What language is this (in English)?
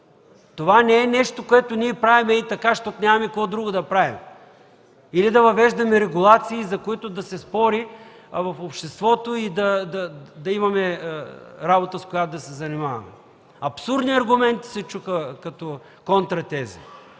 Bulgarian